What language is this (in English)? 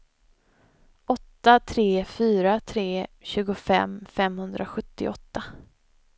Swedish